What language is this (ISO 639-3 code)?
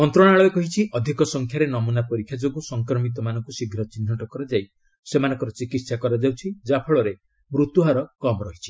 ori